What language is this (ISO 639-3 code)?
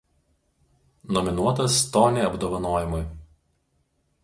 lit